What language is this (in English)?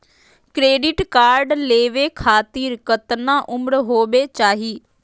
Magahi